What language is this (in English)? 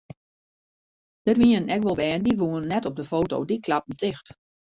Western Frisian